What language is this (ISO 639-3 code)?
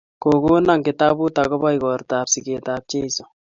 kln